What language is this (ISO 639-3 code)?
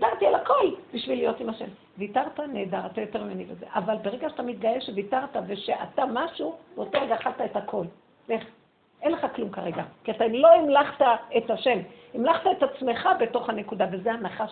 heb